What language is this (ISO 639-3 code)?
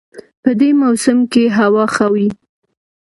pus